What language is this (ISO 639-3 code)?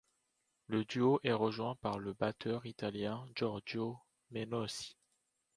fra